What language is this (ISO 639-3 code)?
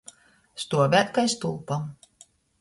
ltg